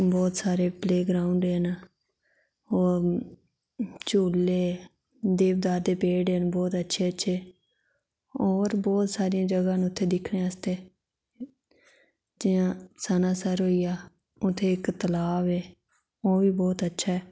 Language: Dogri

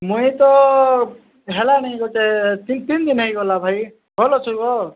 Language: Odia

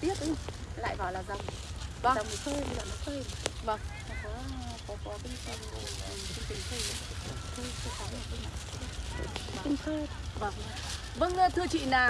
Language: Vietnamese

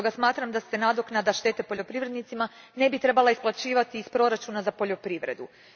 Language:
Croatian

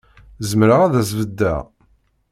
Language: Kabyle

